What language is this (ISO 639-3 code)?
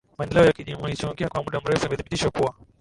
swa